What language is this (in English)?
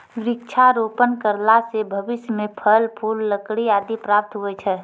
Maithili